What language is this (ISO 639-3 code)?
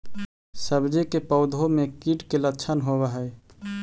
mag